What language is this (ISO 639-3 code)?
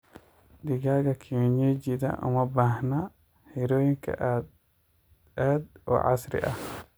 som